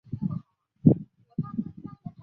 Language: Chinese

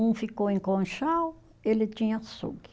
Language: Portuguese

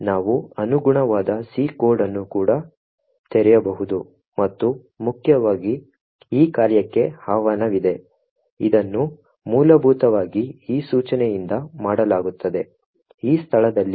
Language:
Kannada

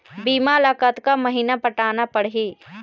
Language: Chhattisgarhi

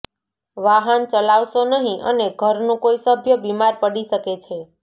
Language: Gujarati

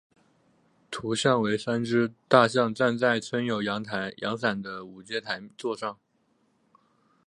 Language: Chinese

